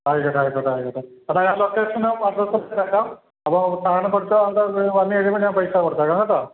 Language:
Malayalam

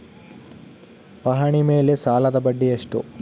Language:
Kannada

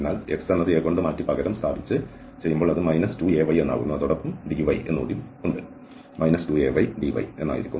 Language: Malayalam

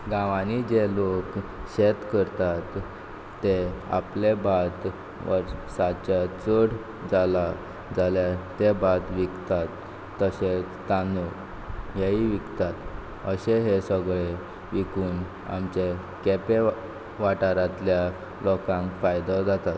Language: Konkani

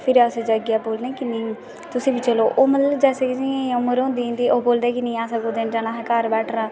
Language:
Dogri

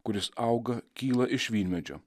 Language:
Lithuanian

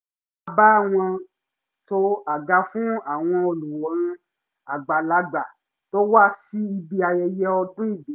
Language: Yoruba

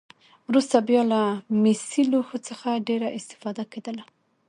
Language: Pashto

